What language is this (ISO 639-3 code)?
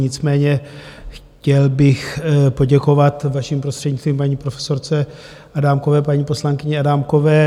ces